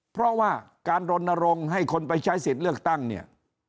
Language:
Thai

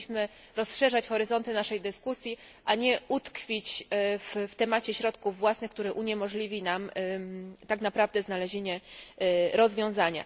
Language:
Polish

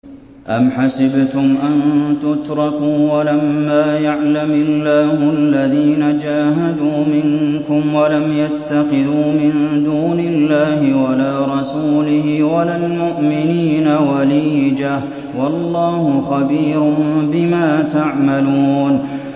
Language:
Arabic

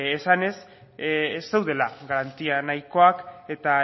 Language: Basque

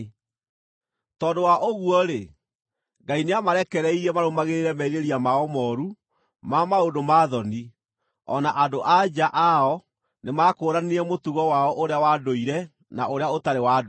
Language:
Kikuyu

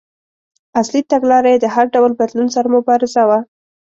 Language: Pashto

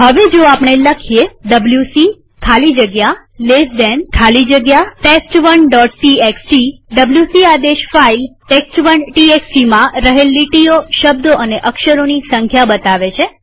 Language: Gujarati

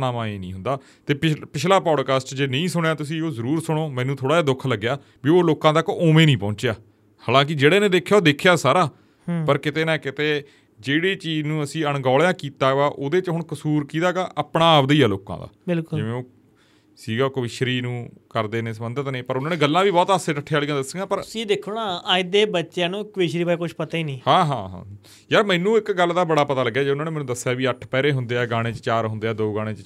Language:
Punjabi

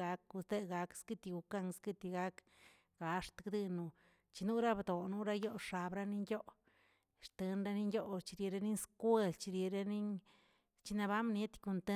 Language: Tilquiapan Zapotec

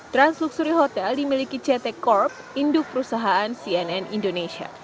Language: Indonesian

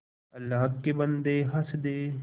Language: Hindi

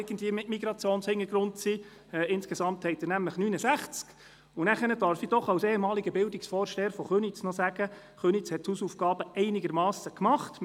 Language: Swiss German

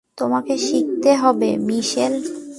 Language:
Bangla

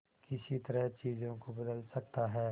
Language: Hindi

